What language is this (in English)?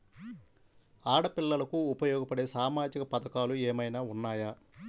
Telugu